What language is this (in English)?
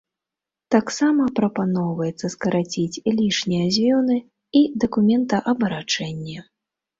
Belarusian